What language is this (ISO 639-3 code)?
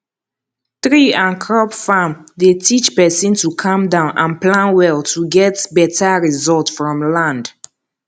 pcm